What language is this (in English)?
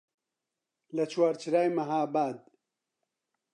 Central Kurdish